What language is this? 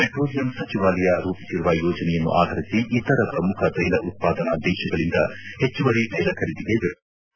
Kannada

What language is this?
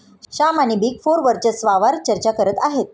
Marathi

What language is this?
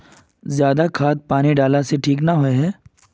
Magahi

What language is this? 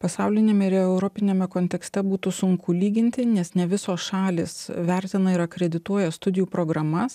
Lithuanian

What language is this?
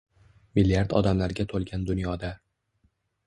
Uzbek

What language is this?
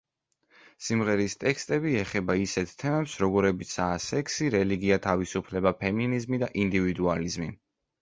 Georgian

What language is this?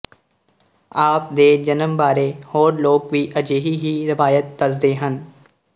Punjabi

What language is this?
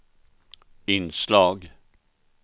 Swedish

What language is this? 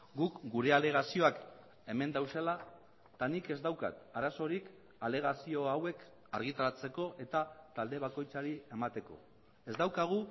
Basque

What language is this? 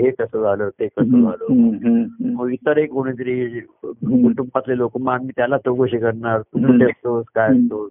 Marathi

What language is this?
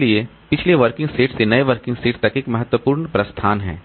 Hindi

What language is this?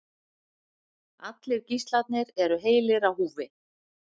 Icelandic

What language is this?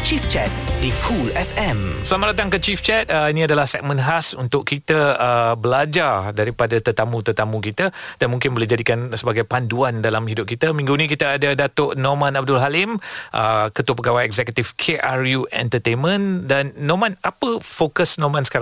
Malay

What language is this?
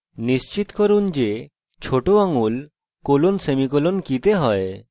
Bangla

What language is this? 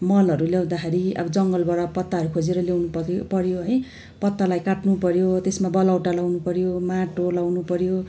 Nepali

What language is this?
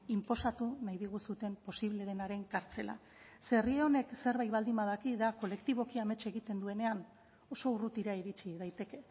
Basque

